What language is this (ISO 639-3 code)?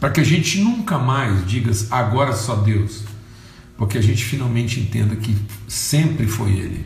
por